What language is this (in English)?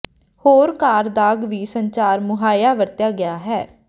Punjabi